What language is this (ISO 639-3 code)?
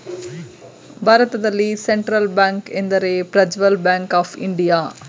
kan